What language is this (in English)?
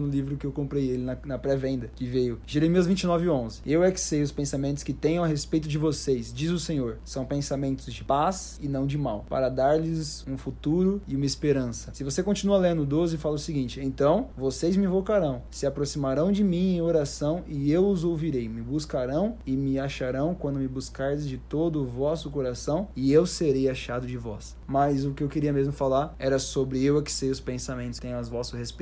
Portuguese